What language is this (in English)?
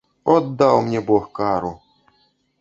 Belarusian